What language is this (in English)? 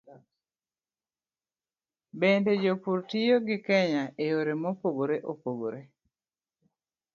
Luo (Kenya and Tanzania)